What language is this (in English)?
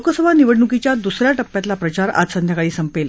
Marathi